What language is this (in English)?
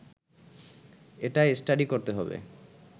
Bangla